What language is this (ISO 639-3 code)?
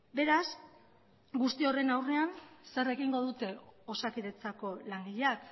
eus